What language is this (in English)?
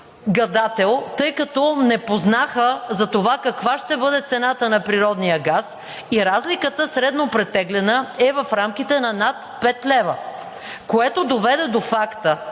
Bulgarian